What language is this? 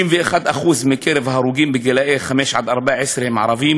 Hebrew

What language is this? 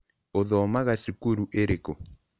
Kikuyu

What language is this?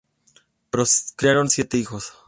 Spanish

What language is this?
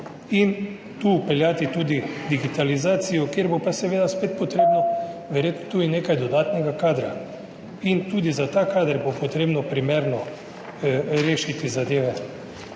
Slovenian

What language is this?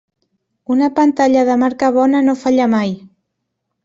Catalan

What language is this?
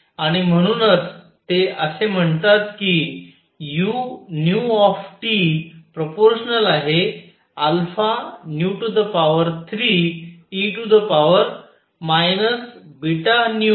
Marathi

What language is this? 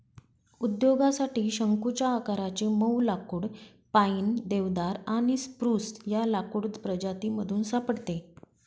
Marathi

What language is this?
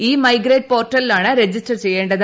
Malayalam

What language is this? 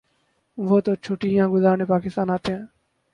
Urdu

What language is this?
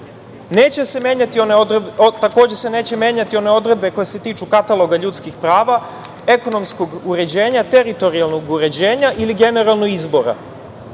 Serbian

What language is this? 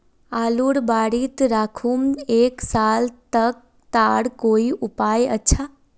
Magahi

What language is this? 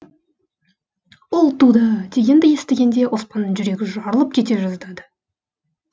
Kazakh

